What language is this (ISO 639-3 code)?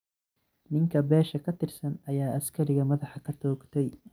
som